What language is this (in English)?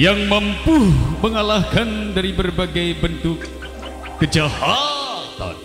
Indonesian